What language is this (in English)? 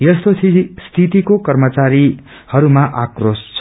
Nepali